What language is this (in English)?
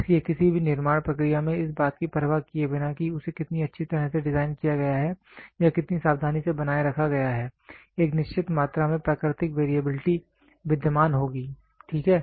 Hindi